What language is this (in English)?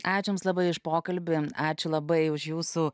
Lithuanian